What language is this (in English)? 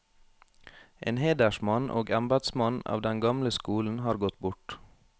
Norwegian